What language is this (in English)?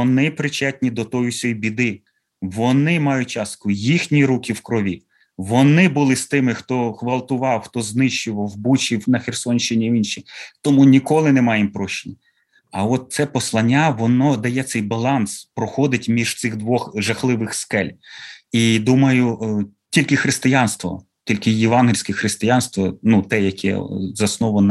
Ukrainian